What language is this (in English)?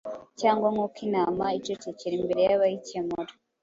Kinyarwanda